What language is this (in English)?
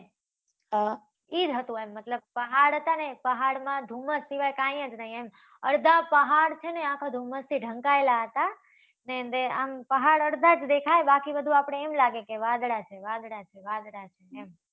Gujarati